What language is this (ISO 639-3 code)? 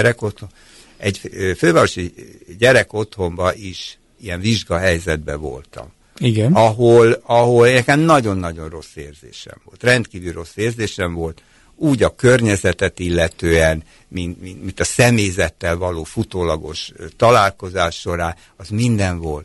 hun